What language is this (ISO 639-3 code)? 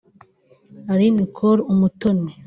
kin